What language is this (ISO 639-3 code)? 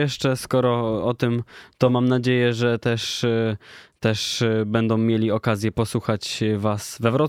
pol